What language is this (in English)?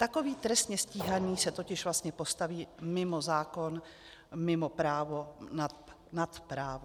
Czech